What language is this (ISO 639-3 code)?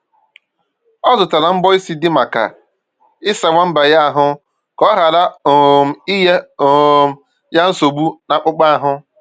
ibo